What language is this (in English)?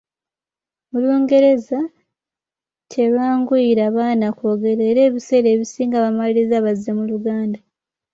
Ganda